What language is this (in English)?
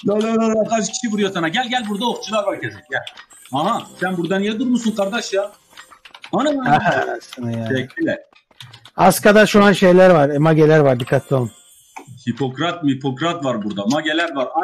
Turkish